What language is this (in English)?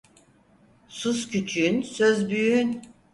Turkish